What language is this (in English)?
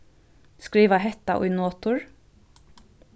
Faroese